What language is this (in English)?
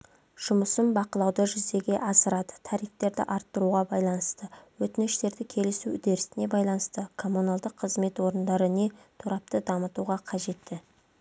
Kazakh